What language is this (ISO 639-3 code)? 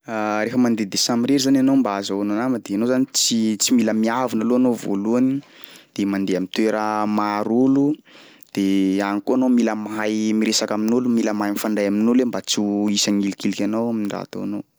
skg